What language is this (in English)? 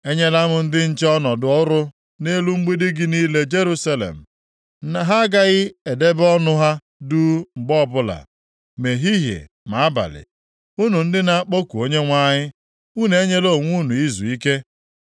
Igbo